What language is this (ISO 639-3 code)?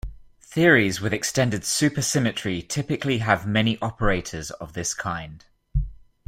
eng